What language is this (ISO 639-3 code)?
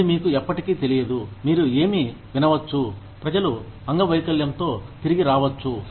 tel